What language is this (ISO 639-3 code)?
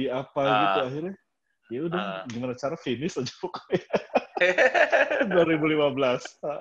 ind